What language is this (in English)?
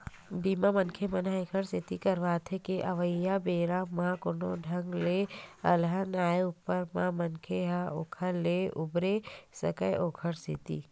Chhattisgarhi